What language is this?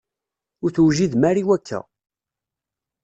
Kabyle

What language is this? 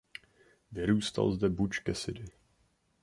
Czech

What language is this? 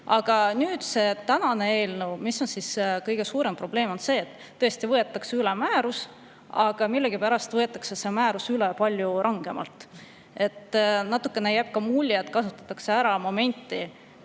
Estonian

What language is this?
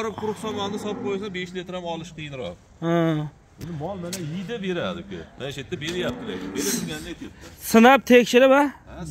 Turkish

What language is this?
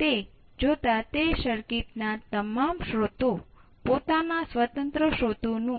Gujarati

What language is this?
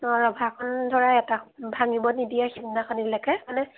Assamese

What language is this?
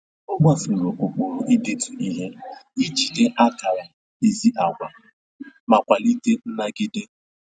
Igbo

